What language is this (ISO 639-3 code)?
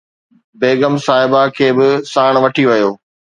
snd